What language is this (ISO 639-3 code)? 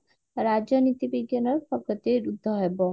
ori